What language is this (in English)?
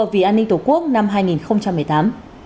Vietnamese